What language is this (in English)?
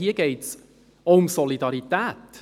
Swiss German